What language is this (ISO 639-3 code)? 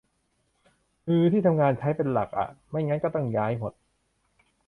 tha